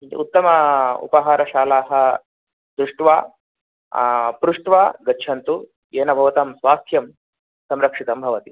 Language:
Sanskrit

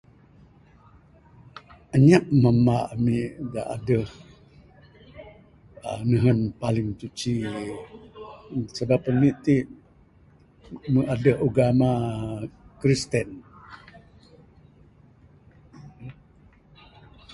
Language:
Bukar-Sadung Bidayuh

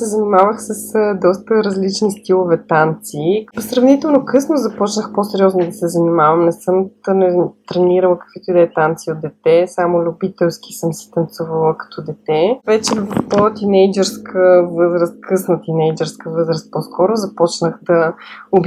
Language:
Bulgarian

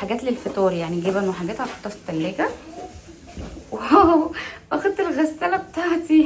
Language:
Arabic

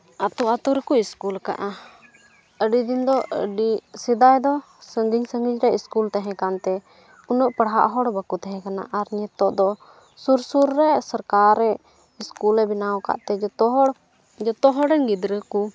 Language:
Santali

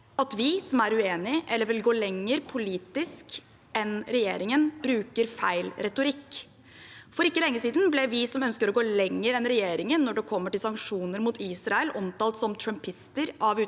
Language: Norwegian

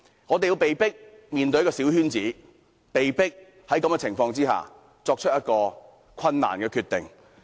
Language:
Cantonese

